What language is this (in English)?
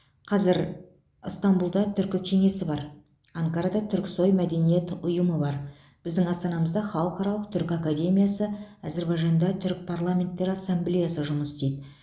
Kazakh